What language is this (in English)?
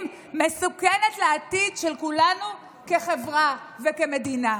Hebrew